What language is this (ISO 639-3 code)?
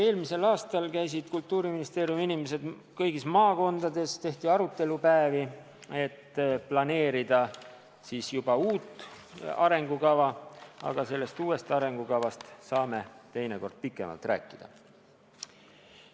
est